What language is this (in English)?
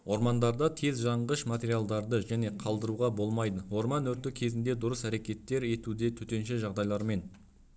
Kazakh